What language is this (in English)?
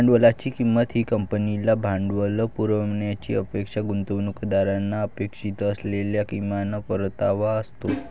Marathi